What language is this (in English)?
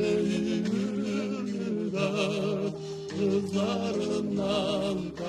Turkish